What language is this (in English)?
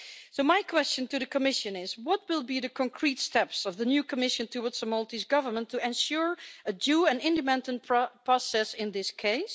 English